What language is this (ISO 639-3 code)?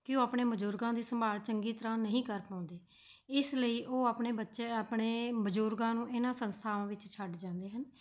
pan